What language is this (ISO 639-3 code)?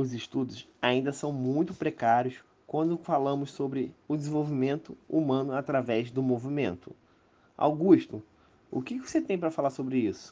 por